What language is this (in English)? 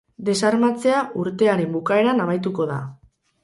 Basque